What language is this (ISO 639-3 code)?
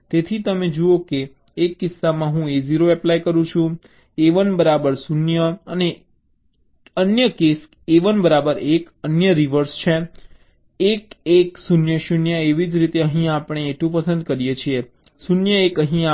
guj